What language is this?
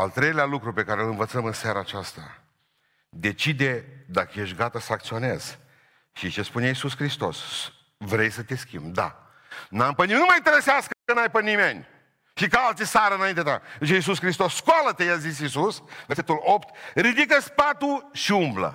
Romanian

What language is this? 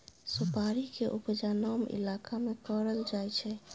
Maithili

